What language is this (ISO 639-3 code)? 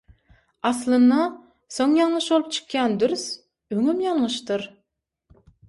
tuk